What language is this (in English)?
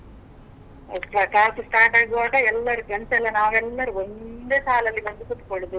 Kannada